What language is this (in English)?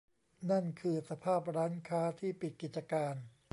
Thai